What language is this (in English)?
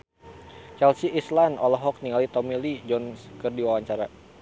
Sundanese